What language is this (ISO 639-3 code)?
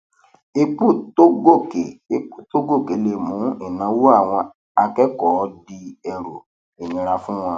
yor